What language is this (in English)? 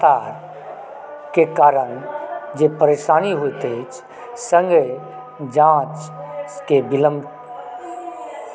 Maithili